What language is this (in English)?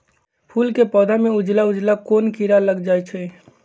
Magahi